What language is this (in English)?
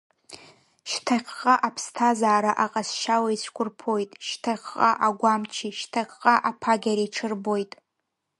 Abkhazian